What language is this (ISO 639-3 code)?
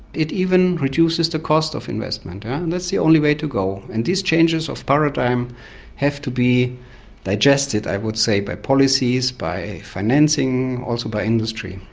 eng